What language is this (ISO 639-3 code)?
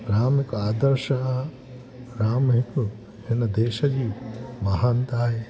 snd